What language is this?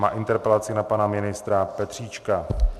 Czech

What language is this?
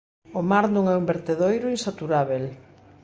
Galician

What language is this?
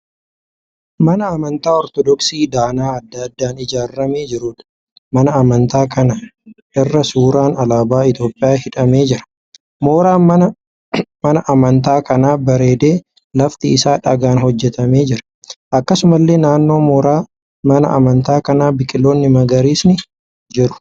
Oromo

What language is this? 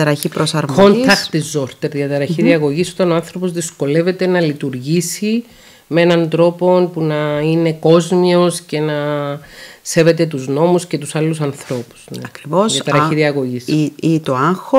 Greek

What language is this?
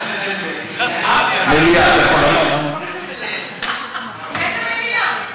Hebrew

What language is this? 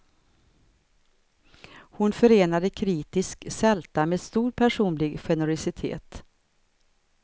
Swedish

